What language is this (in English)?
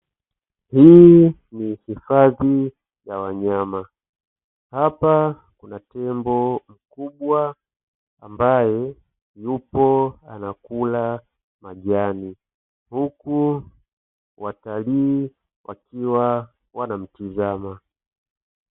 Swahili